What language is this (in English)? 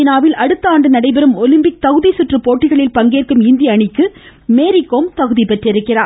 Tamil